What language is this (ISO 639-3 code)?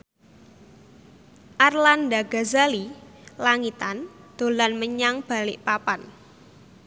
jav